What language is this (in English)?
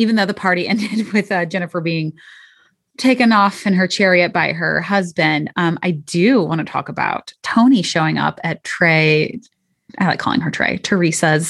English